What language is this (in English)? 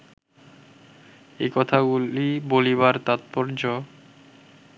Bangla